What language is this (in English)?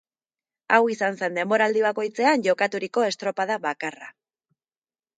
Basque